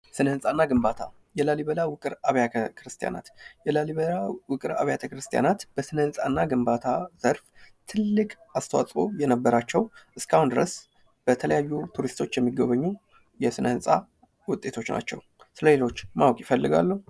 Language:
Amharic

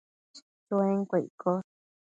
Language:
Matsés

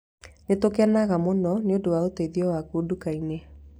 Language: Kikuyu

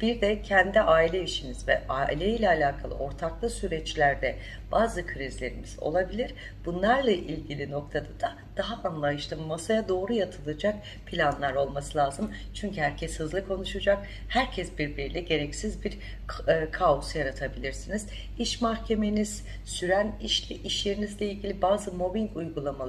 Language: Turkish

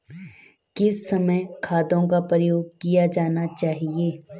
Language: Hindi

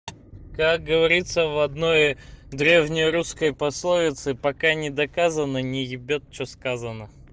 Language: Russian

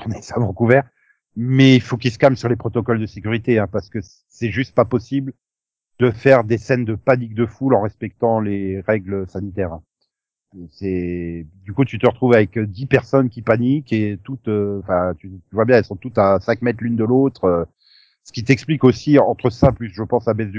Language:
French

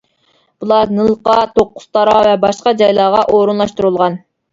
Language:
Uyghur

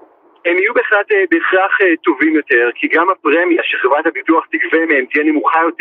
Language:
Hebrew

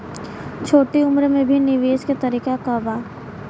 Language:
Bhojpuri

